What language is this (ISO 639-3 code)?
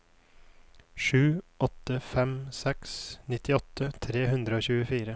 nor